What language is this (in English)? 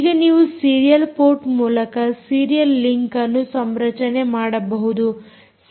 Kannada